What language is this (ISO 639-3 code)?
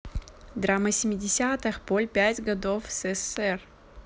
rus